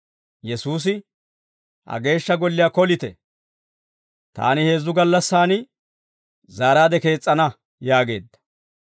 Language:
Dawro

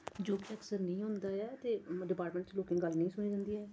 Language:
Dogri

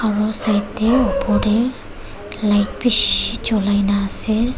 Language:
Naga Pidgin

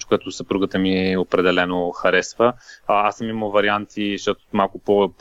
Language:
Bulgarian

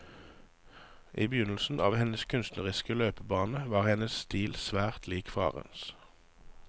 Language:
Norwegian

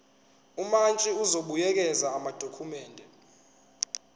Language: Zulu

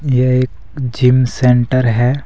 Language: Hindi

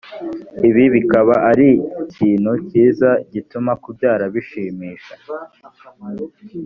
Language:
Kinyarwanda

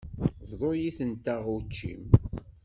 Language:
Kabyle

